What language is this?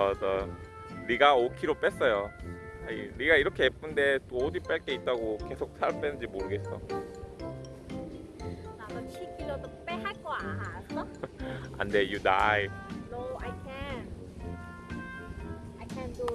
Korean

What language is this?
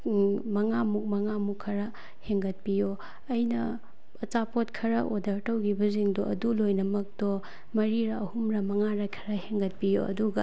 Manipuri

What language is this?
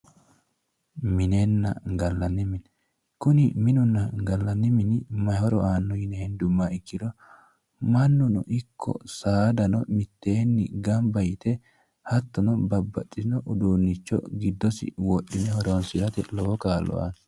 Sidamo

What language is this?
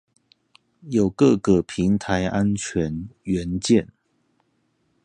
Chinese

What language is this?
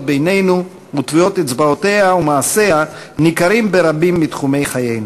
Hebrew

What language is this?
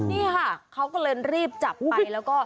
Thai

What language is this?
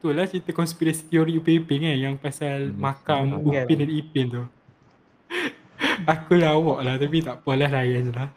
Malay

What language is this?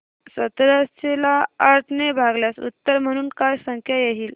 Marathi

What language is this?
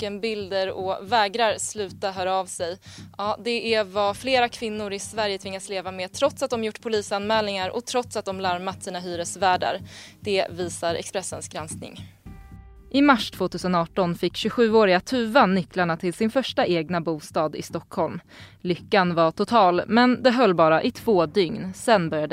Swedish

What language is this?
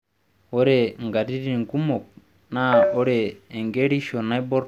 Masai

